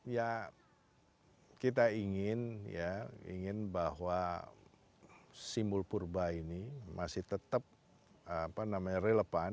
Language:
Indonesian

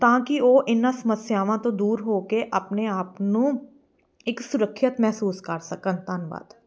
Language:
Punjabi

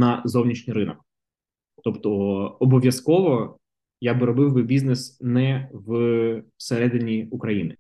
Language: Ukrainian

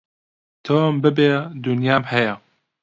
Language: Central Kurdish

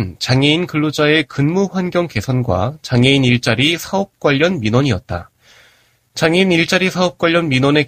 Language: Korean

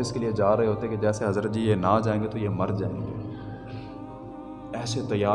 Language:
Urdu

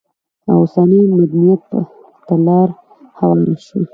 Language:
Pashto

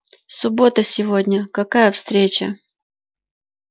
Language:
Russian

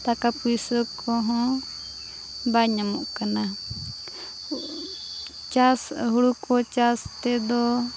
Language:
Santali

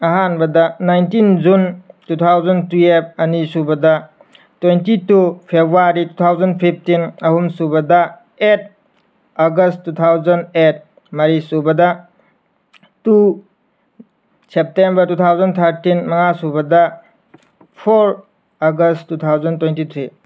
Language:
Manipuri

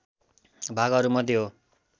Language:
Nepali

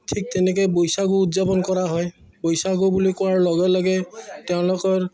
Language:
Assamese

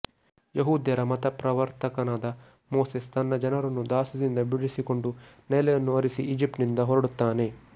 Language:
Kannada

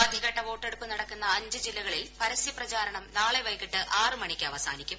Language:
Malayalam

